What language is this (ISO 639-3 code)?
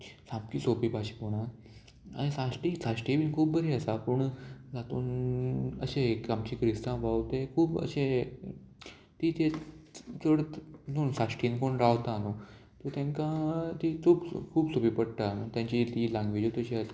kok